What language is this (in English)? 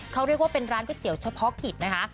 Thai